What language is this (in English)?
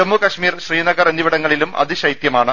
Malayalam